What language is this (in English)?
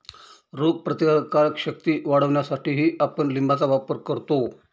Marathi